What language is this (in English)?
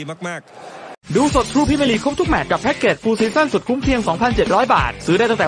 Thai